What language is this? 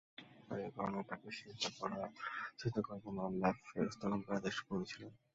Bangla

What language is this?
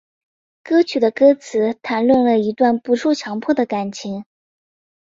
Chinese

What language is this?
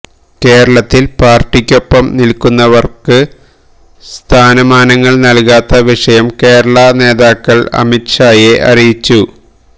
Malayalam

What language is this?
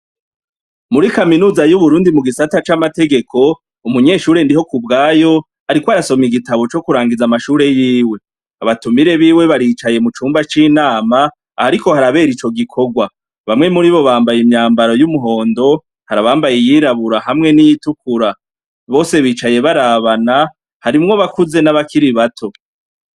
Rundi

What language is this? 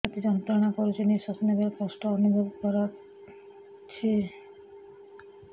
Odia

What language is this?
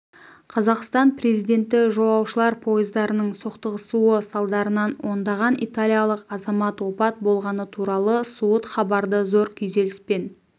Kazakh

